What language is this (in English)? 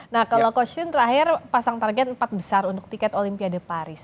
Indonesian